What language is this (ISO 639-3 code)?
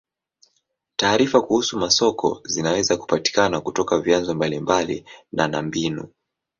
swa